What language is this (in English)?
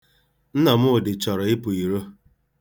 Igbo